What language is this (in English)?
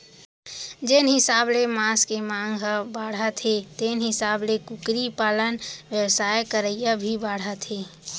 Chhattisgarhi